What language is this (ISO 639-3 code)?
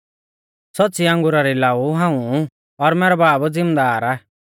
bfz